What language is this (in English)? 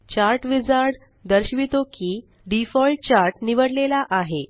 Marathi